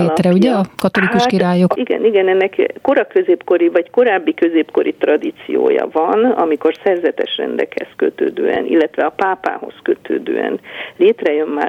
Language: Hungarian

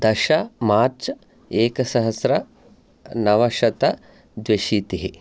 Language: Sanskrit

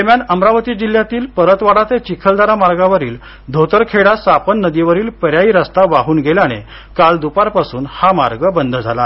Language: Marathi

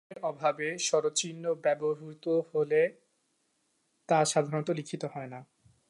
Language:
Bangla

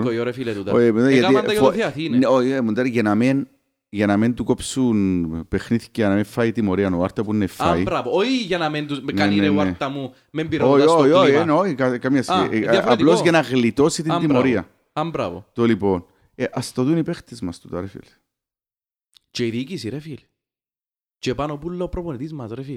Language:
Greek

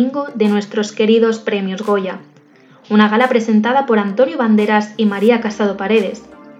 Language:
Spanish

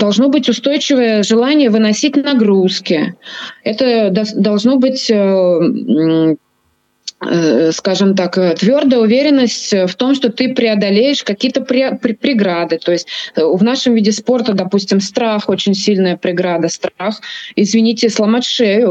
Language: Russian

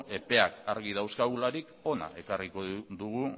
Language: Basque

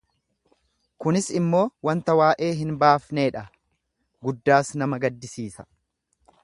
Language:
Oromo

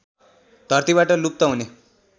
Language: Nepali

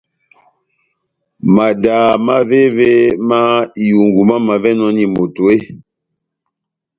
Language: Batanga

